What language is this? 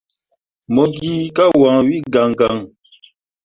Mundang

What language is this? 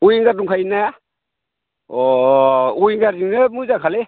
Bodo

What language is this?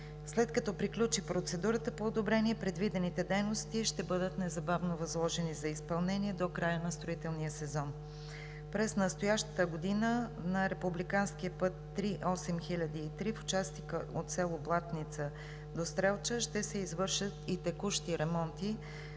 Bulgarian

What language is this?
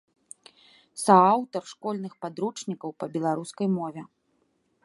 Belarusian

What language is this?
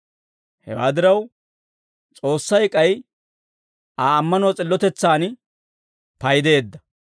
Dawro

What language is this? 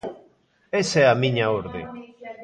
Galician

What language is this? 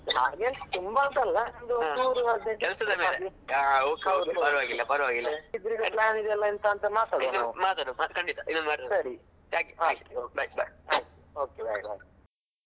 Kannada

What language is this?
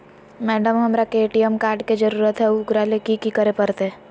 Magahi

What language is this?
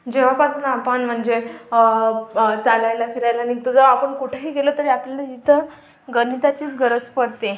Marathi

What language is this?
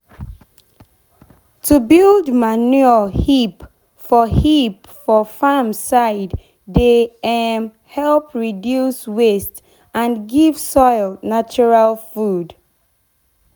Nigerian Pidgin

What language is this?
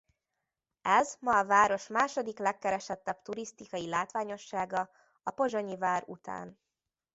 Hungarian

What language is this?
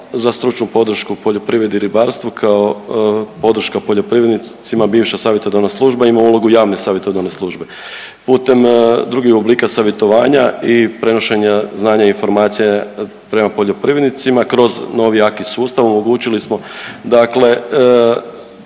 Croatian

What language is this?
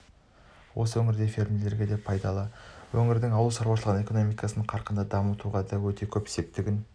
Kazakh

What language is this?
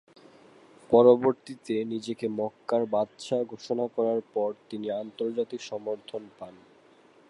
Bangla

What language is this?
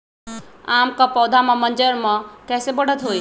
Magahi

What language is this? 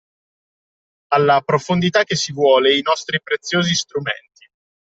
Italian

